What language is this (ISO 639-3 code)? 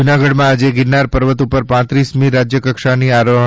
guj